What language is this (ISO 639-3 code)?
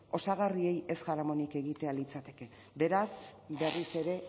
eus